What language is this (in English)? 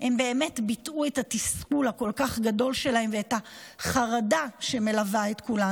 Hebrew